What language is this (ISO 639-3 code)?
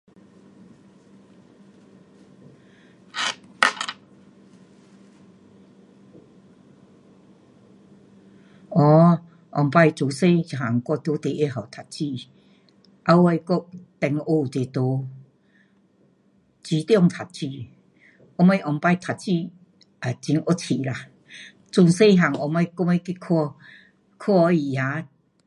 cpx